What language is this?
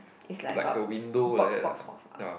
English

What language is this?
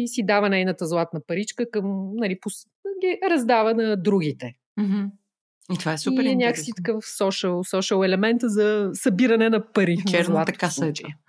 Bulgarian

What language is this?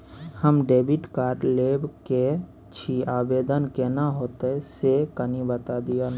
Maithili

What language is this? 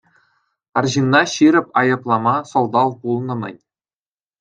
Chuvash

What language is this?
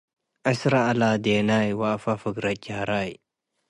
Tigre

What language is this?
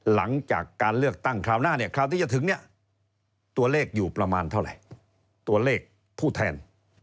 Thai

